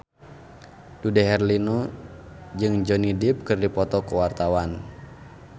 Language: Sundanese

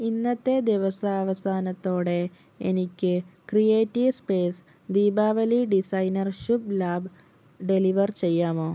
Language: Malayalam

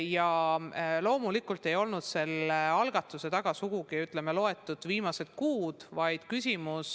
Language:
Estonian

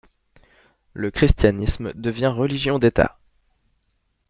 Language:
French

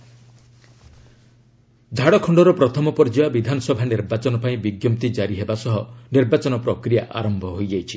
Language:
Odia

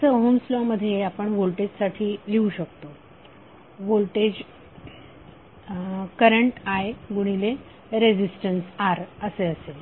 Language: Marathi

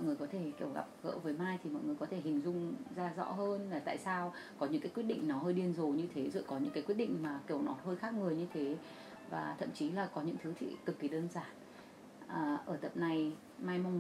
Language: Vietnamese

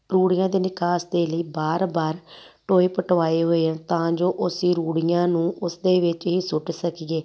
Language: Punjabi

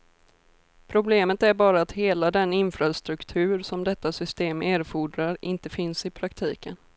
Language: Swedish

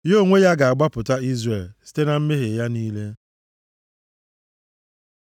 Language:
Igbo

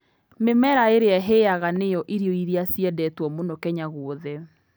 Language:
Kikuyu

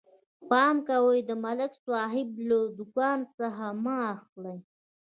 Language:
Pashto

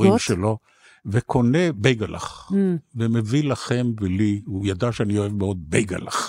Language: Hebrew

